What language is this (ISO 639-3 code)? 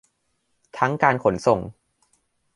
tha